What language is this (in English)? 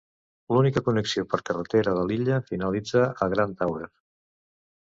Catalan